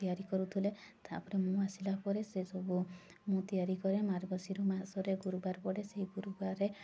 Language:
Odia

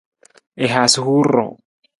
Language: Nawdm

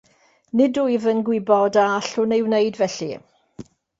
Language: Welsh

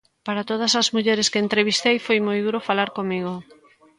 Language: Galician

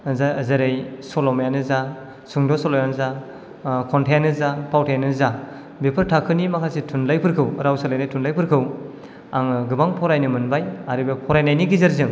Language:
Bodo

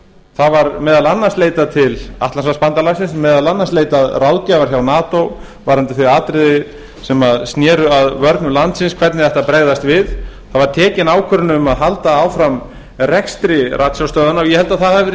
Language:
Icelandic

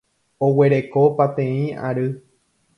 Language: Guarani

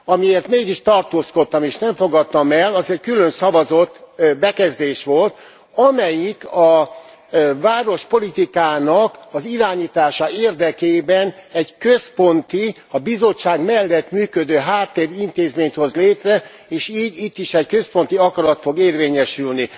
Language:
Hungarian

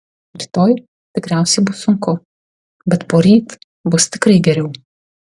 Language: Lithuanian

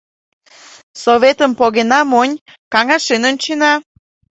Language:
Mari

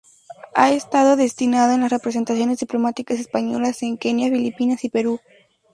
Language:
Spanish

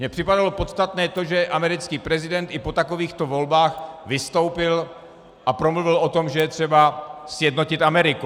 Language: Czech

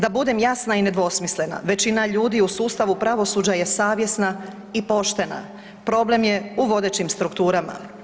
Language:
Croatian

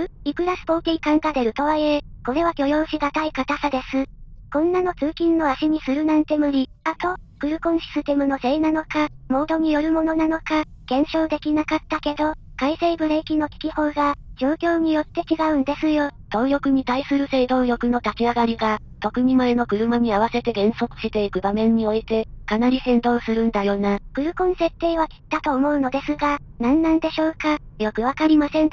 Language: Japanese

